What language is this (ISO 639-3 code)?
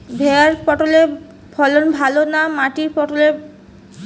ben